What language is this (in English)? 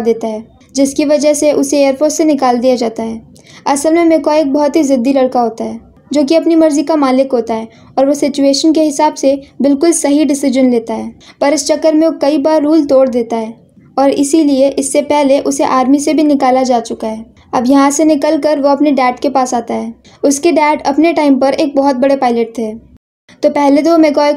Hindi